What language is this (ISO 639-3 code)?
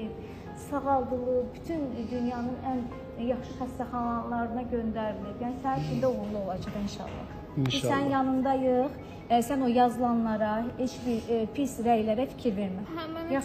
tur